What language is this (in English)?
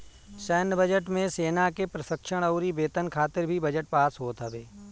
Bhojpuri